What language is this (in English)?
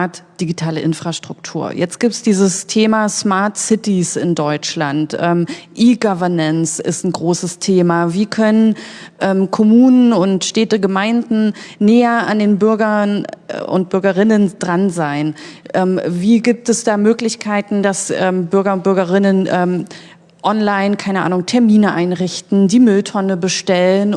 German